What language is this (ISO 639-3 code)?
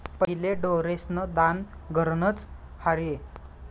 mar